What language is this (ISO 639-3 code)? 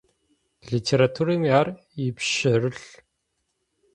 ady